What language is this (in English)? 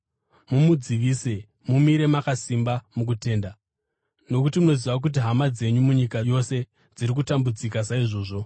Shona